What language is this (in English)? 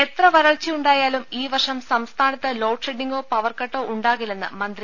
Malayalam